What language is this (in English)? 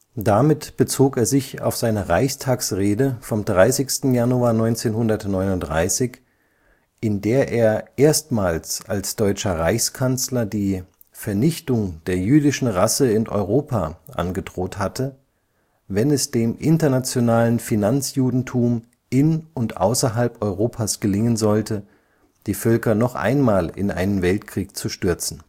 German